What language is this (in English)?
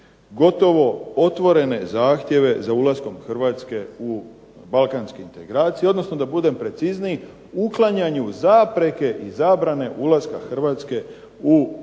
Croatian